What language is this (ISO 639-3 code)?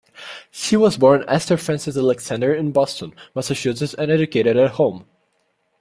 eng